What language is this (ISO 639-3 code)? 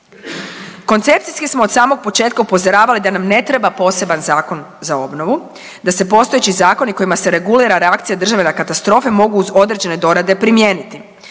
hrv